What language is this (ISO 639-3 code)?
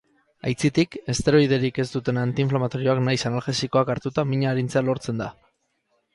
eus